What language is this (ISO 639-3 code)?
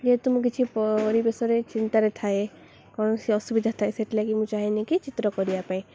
ori